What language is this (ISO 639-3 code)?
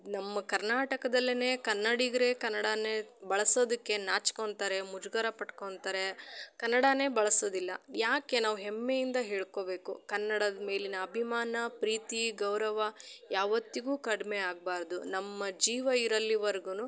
kan